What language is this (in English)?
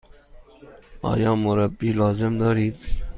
Persian